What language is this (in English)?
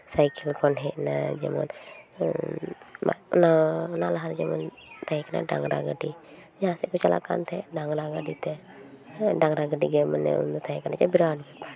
Santali